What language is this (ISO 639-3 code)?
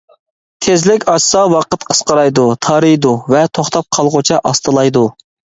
uig